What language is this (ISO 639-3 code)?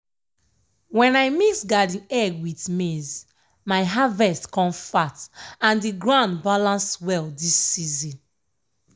pcm